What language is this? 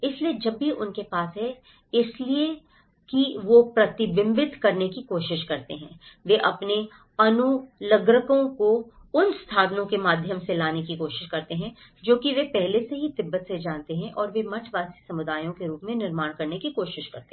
Hindi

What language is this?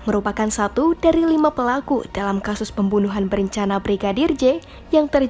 Indonesian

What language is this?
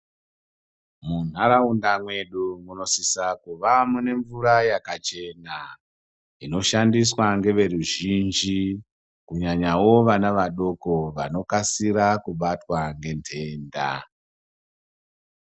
Ndau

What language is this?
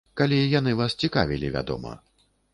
Belarusian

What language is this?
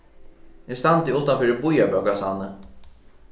Faroese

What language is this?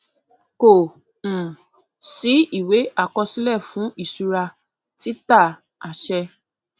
Yoruba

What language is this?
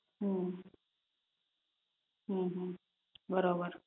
Gujarati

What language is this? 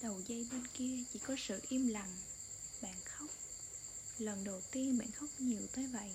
Vietnamese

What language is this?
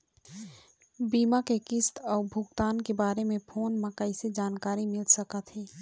Chhattisgarhi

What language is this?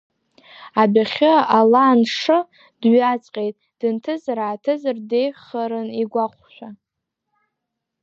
Abkhazian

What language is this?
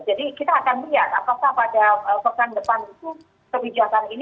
Indonesian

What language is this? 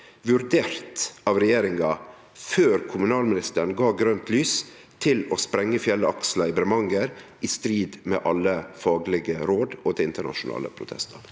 Norwegian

